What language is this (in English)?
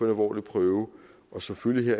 Danish